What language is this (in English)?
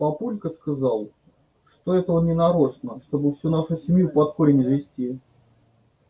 Russian